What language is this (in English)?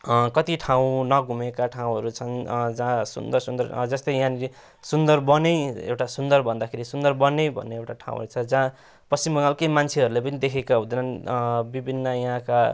Nepali